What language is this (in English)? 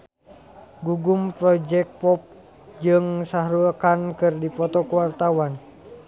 Sundanese